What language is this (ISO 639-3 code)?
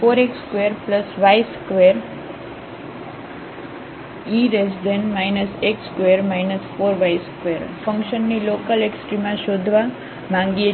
guj